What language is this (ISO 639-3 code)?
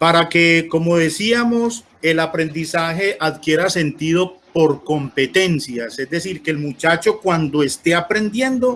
spa